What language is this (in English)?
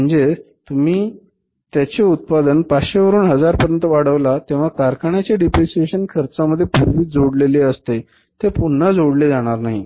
Marathi